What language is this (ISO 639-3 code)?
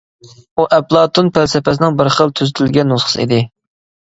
uig